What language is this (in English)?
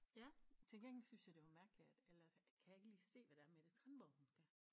Danish